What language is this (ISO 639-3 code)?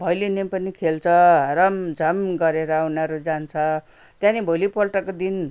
nep